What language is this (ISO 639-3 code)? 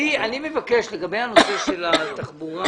heb